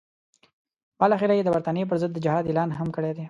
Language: Pashto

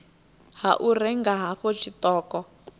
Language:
Venda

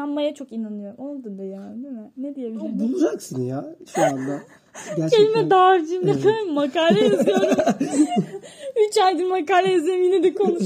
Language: Turkish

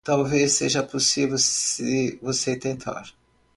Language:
Portuguese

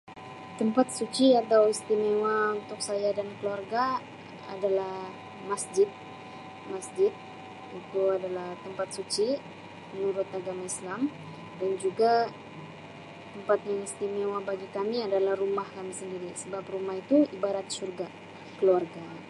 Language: Sabah Malay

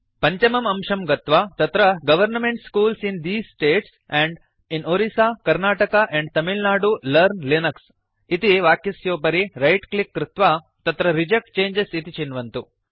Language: Sanskrit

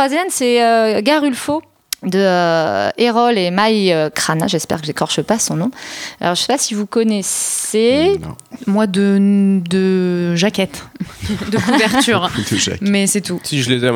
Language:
French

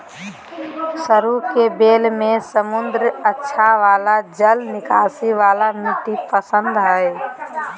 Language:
Magahi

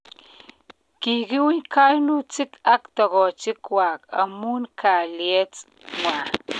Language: Kalenjin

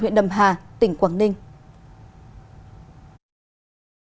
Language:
Vietnamese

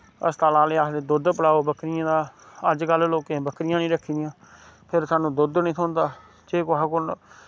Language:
Dogri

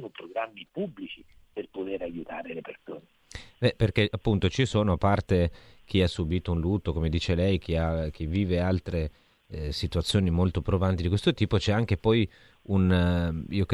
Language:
Italian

